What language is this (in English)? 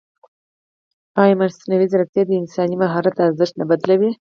Pashto